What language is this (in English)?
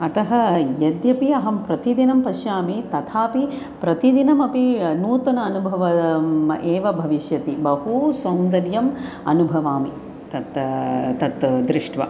Sanskrit